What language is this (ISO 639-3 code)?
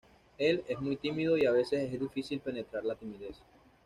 spa